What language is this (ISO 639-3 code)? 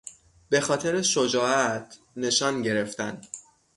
fas